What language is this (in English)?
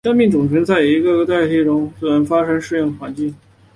Chinese